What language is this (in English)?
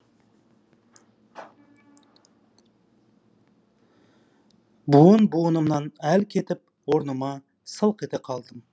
Kazakh